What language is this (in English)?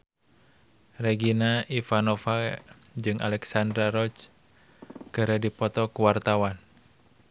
Sundanese